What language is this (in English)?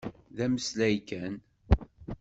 Kabyle